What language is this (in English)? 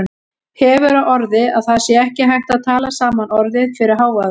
Icelandic